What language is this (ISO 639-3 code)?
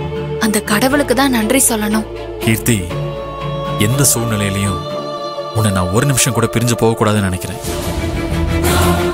ron